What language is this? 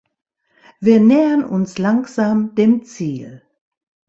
German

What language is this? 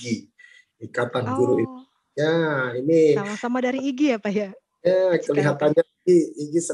Indonesian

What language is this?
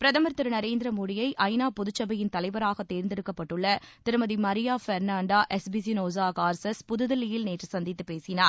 Tamil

